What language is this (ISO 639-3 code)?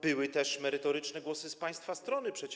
pol